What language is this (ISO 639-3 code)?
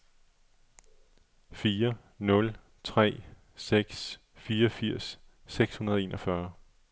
dan